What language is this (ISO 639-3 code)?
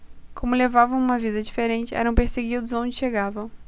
por